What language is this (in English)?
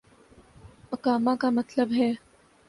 Urdu